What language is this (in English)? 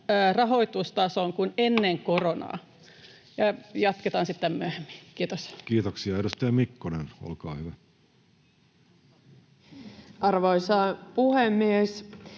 Finnish